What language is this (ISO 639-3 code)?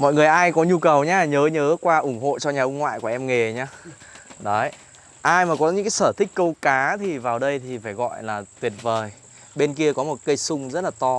vie